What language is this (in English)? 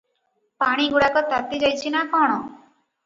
Odia